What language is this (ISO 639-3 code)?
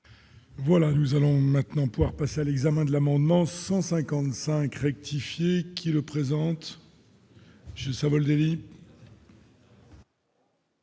fra